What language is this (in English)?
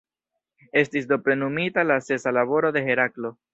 Esperanto